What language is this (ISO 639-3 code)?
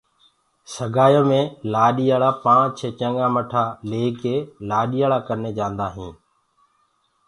ggg